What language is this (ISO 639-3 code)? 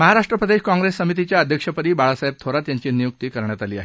mar